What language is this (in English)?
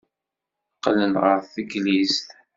Kabyle